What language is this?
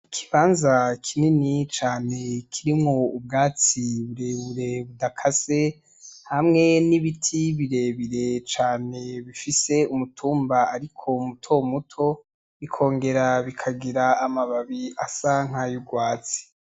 Rundi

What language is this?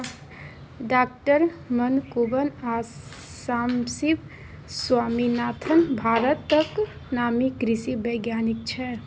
Maithili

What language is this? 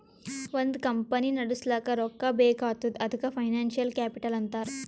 Kannada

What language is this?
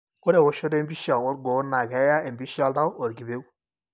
Masai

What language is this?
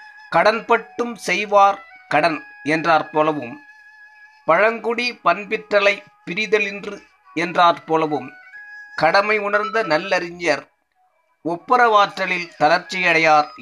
Tamil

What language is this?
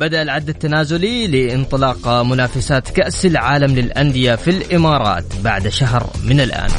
Arabic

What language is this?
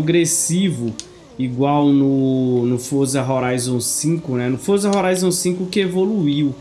Portuguese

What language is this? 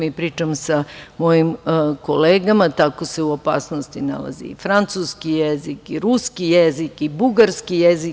Serbian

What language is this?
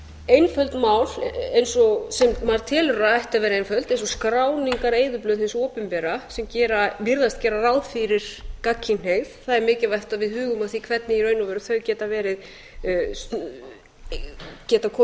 Icelandic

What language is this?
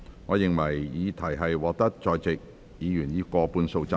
Cantonese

